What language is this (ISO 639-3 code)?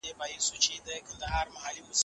pus